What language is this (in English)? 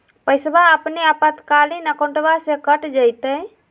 Magahi